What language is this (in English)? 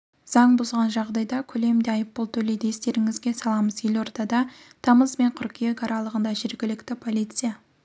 Kazakh